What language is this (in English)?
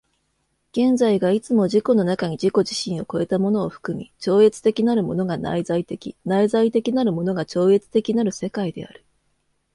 Japanese